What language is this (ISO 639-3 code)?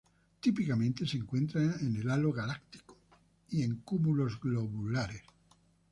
spa